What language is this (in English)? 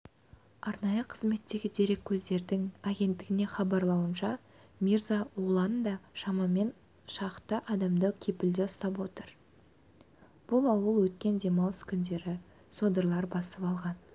Kazakh